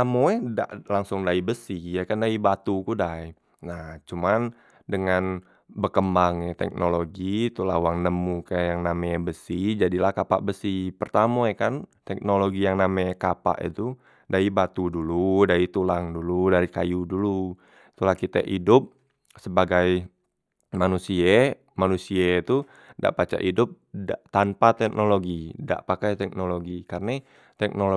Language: Musi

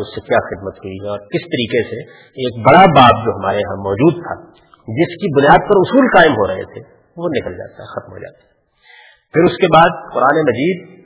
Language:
Urdu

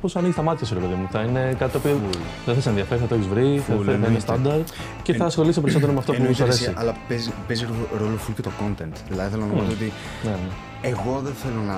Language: Greek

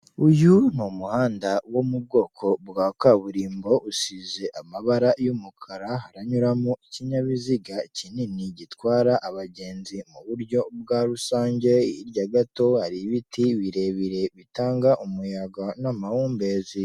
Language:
Kinyarwanda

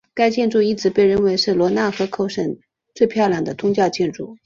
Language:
Chinese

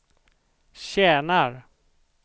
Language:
Swedish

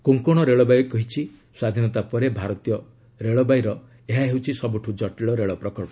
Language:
Odia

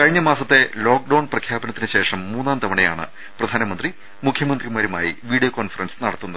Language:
Malayalam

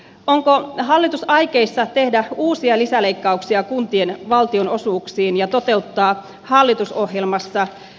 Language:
Finnish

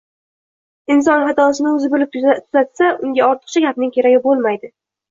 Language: Uzbek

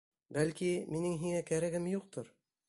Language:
Bashkir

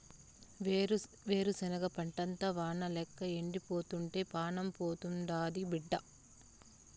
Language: Telugu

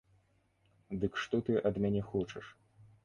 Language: Belarusian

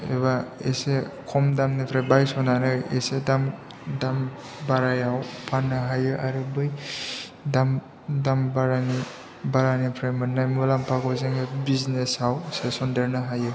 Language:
Bodo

